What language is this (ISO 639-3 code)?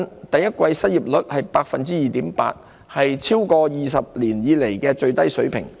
yue